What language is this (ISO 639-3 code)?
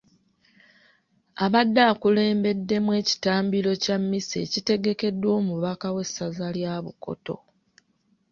lug